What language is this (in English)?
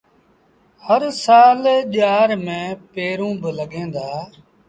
Sindhi Bhil